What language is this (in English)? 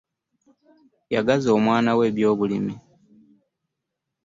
Ganda